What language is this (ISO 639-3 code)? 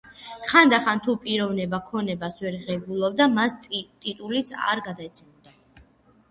kat